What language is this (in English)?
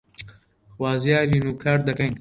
Central Kurdish